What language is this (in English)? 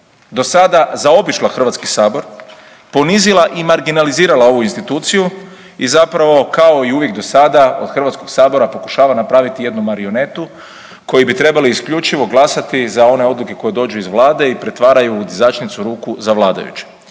Croatian